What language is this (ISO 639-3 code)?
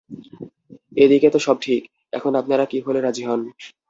ben